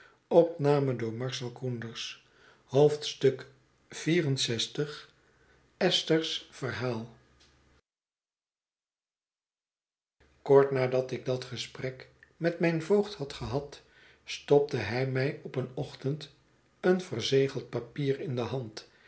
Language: Dutch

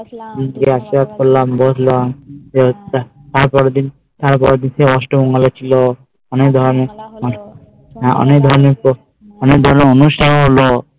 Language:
Bangla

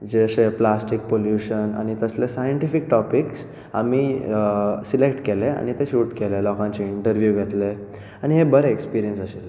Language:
Konkani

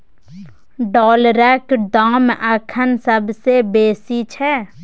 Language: Maithili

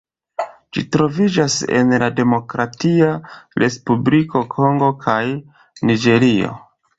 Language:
Esperanto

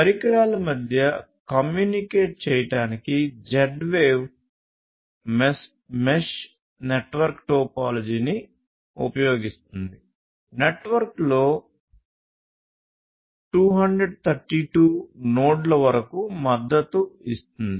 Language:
Telugu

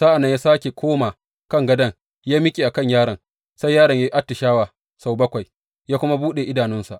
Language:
Hausa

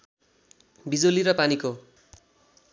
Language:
Nepali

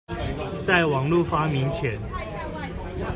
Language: Chinese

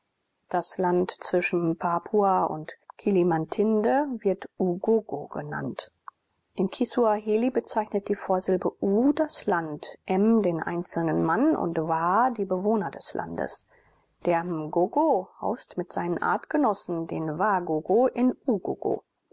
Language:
German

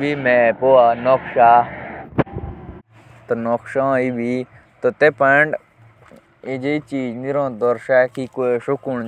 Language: Jaunsari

